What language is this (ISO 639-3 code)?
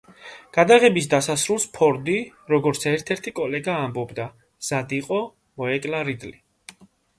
kat